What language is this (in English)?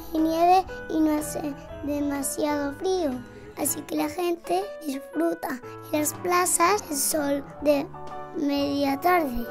Spanish